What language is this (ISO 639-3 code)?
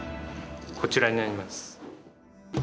jpn